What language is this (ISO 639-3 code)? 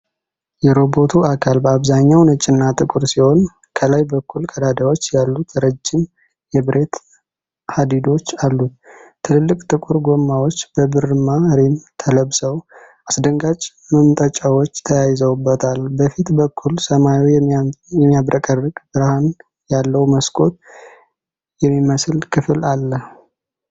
amh